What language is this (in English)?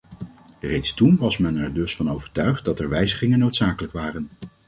Dutch